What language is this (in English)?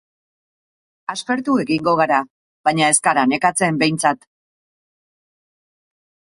Basque